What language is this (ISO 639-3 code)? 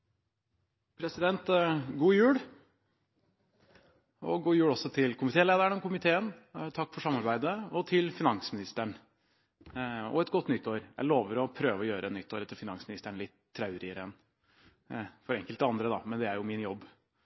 nno